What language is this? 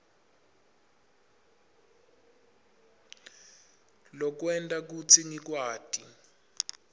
Swati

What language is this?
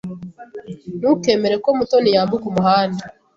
Kinyarwanda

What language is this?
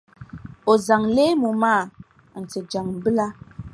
Dagbani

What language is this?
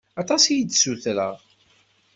Kabyle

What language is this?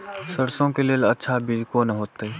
Maithili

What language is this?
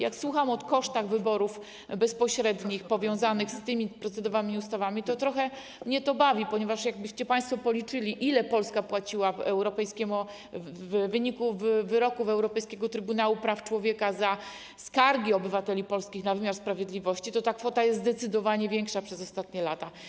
Polish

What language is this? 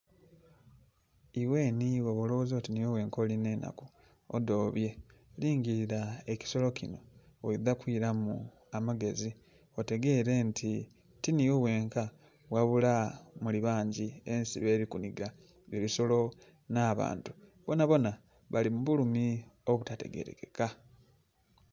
Soga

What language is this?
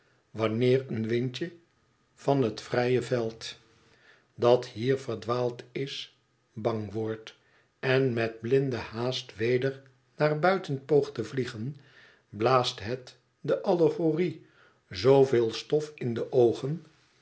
Dutch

